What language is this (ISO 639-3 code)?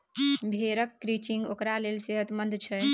mai